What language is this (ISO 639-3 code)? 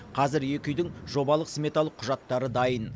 kaz